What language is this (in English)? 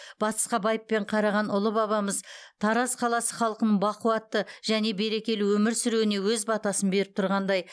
Kazakh